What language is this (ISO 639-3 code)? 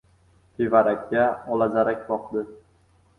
uzb